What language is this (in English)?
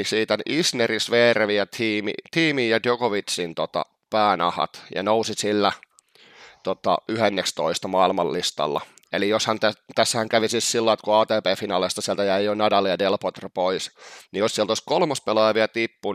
Finnish